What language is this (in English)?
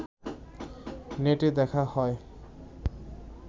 Bangla